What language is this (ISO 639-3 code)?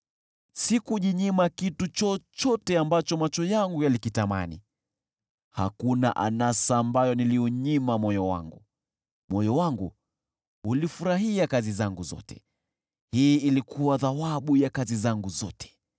swa